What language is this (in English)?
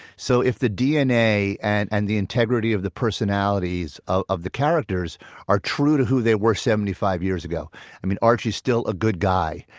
English